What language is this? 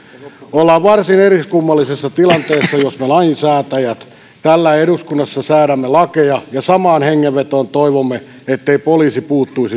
Finnish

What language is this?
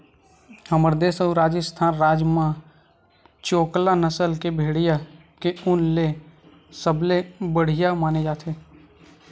Chhattisgarhi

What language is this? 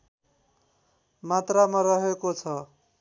Nepali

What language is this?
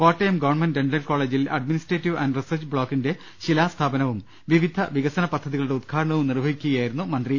Malayalam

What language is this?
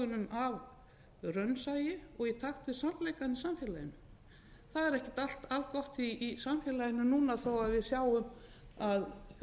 Icelandic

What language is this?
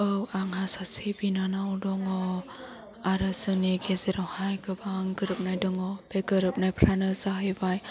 Bodo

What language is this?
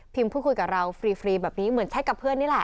Thai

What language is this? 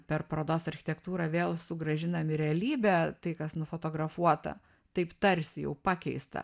Lithuanian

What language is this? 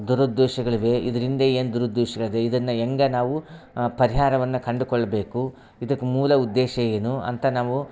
Kannada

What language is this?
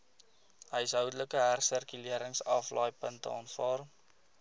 Afrikaans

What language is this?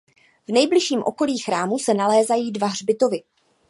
Czech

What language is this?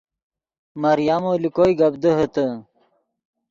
Yidgha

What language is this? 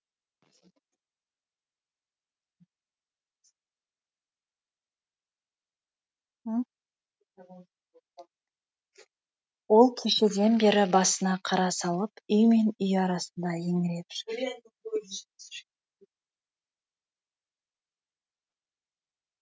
Kazakh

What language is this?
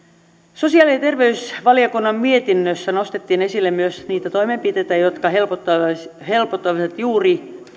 Finnish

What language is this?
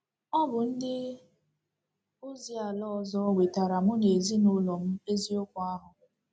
Igbo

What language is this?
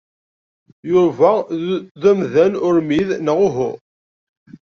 Kabyle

